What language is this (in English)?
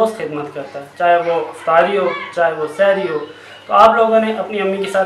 Romanian